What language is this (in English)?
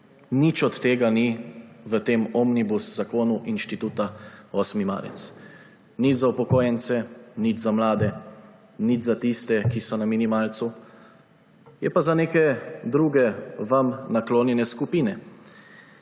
Slovenian